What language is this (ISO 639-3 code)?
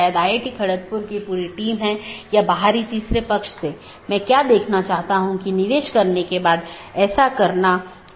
hin